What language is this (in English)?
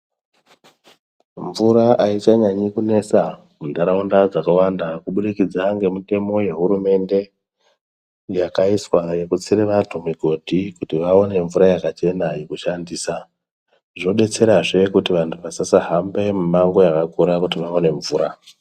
Ndau